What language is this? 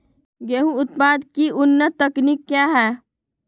Magahi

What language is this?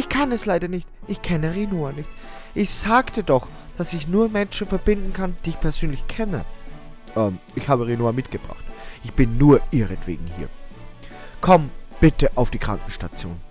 German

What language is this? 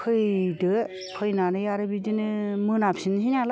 Bodo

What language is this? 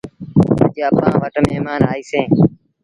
Sindhi Bhil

